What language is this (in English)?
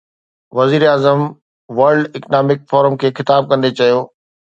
Sindhi